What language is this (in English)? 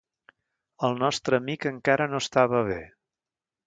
Catalan